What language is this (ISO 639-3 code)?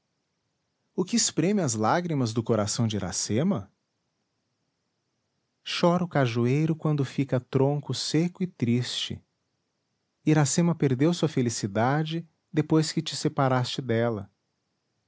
por